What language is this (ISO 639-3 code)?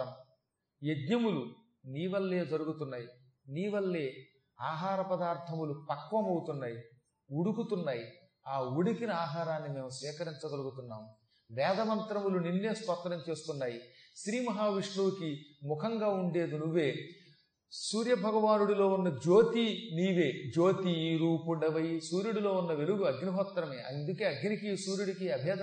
tel